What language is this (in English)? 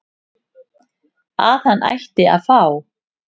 Icelandic